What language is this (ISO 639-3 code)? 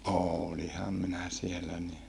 fin